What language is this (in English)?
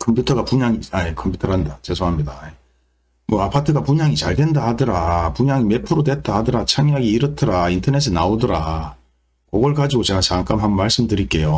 Korean